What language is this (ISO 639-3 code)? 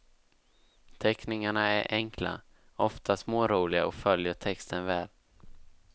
swe